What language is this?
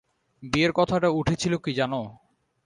Bangla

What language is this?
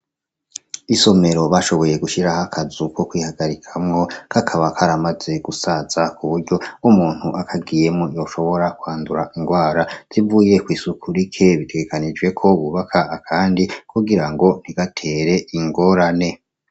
Rundi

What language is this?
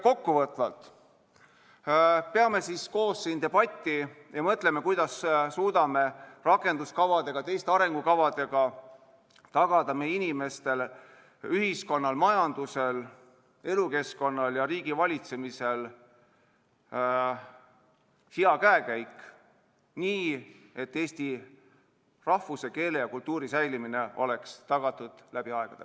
Estonian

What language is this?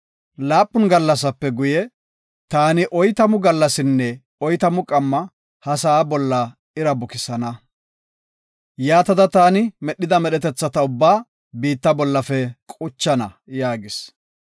Gofa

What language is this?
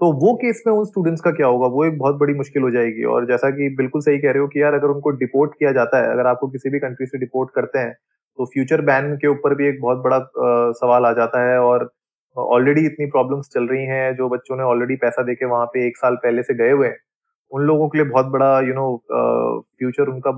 Hindi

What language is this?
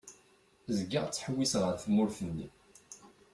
Kabyle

